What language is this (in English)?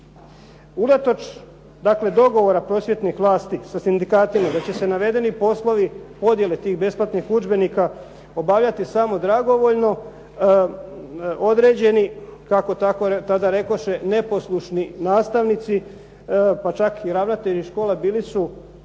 Croatian